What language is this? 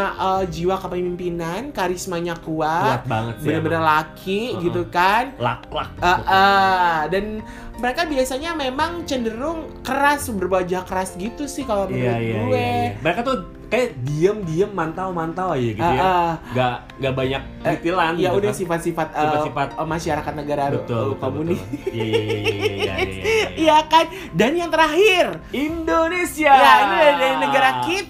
Indonesian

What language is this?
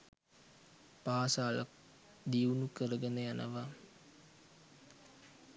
Sinhala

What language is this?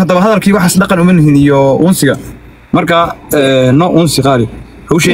Arabic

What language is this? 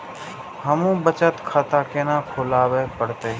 Maithili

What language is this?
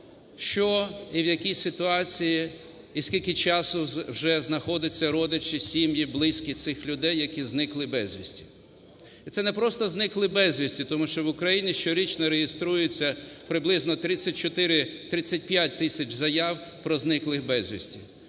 Ukrainian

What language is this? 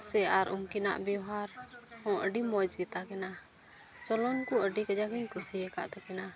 Santali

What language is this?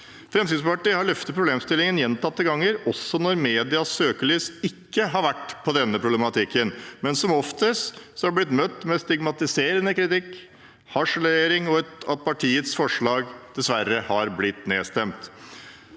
Norwegian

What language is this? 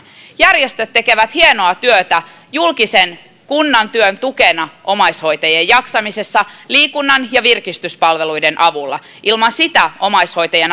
Finnish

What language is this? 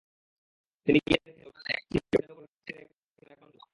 Bangla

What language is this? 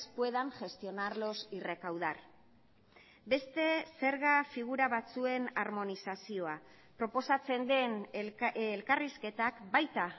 Basque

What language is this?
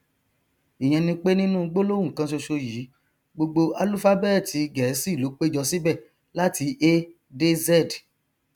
Yoruba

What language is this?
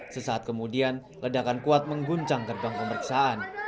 Indonesian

